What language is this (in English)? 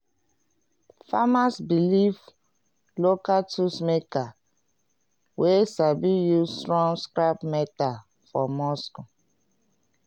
Nigerian Pidgin